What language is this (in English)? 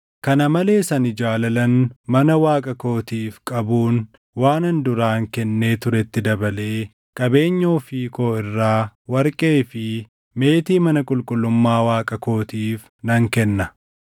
Oromo